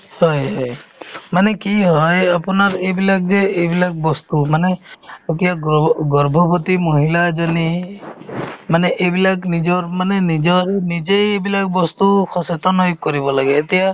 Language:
Assamese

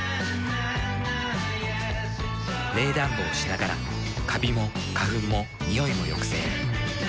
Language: Japanese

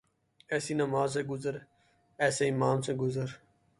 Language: Urdu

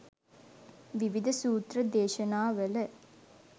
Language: Sinhala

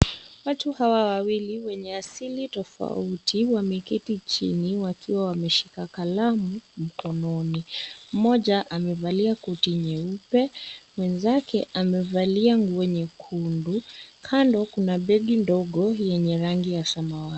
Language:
Swahili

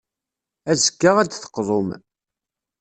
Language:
Kabyle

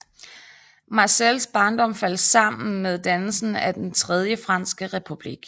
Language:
Danish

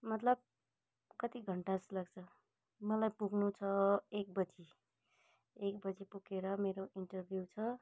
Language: Nepali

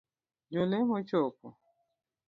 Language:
Luo (Kenya and Tanzania)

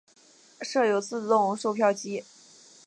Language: Chinese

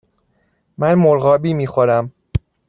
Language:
Persian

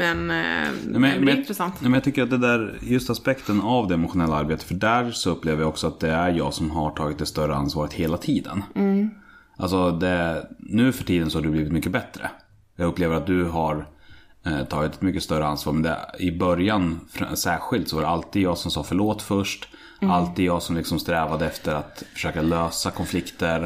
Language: Swedish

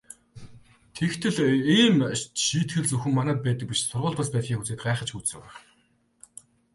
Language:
Mongolian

